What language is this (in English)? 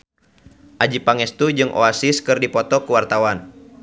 Sundanese